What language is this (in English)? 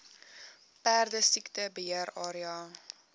Afrikaans